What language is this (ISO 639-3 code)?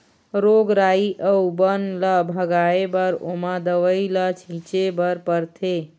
hne